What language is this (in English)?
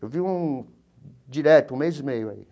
Portuguese